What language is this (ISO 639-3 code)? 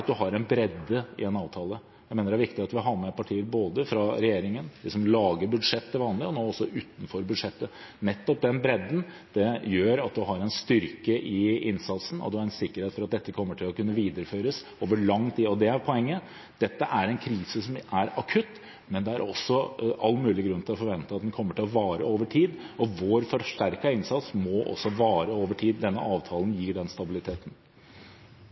nob